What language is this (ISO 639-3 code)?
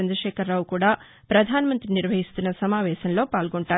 tel